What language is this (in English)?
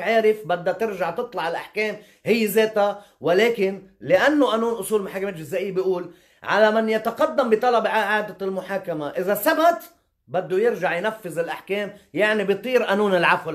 Arabic